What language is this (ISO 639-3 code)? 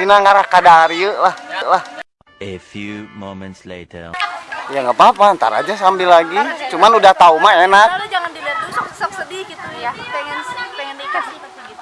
ind